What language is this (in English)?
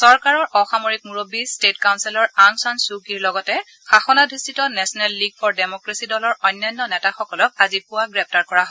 Assamese